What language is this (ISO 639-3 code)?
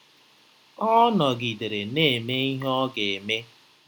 ibo